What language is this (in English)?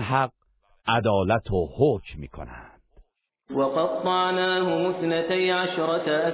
Persian